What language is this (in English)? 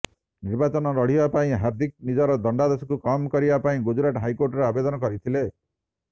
Odia